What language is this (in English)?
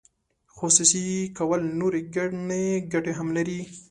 Pashto